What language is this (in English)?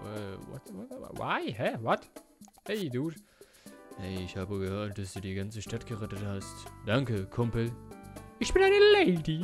German